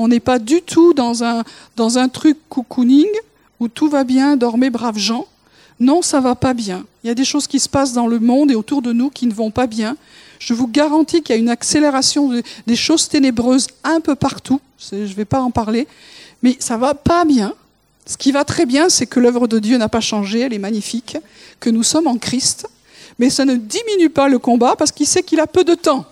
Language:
French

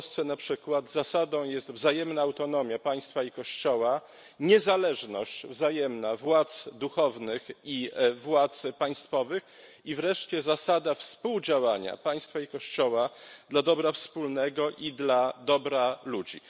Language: Polish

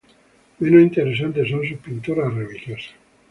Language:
Spanish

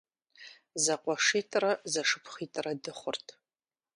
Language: Kabardian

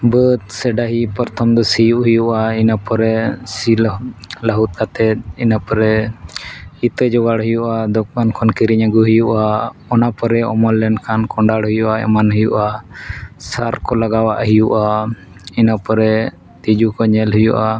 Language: Santali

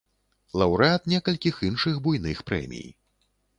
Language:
Belarusian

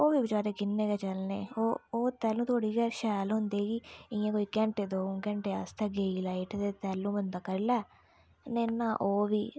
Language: Dogri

